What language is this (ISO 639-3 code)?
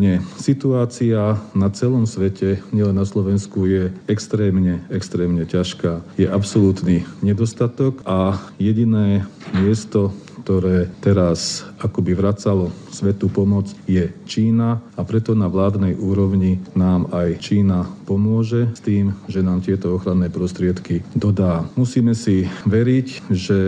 slk